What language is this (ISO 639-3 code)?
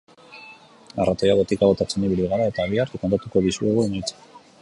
eus